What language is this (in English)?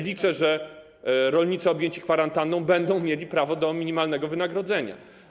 Polish